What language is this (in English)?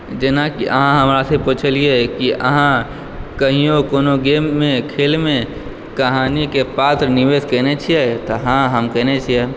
Maithili